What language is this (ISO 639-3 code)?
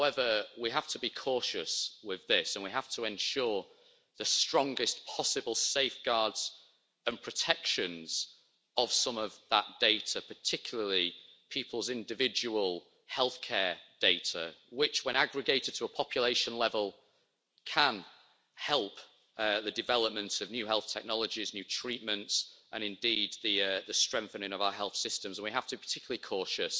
eng